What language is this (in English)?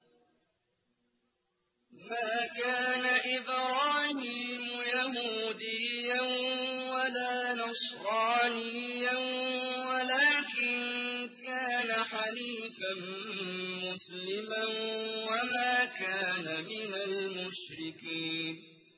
Arabic